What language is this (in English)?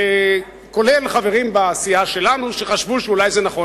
Hebrew